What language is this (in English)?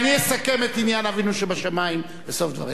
Hebrew